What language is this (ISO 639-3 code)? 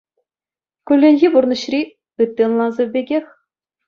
chv